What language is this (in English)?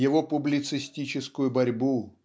Russian